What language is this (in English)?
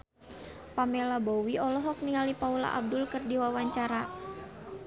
Sundanese